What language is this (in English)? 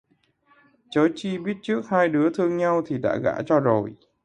Vietnamese